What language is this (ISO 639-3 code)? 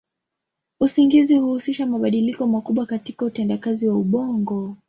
swa